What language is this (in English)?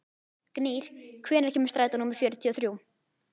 Icelandic